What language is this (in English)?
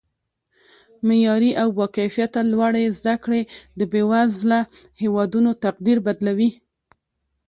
Pashto